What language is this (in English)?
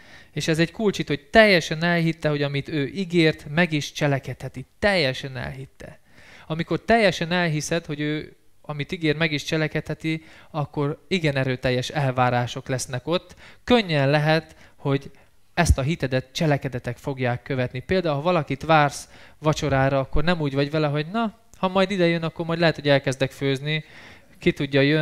Hungarian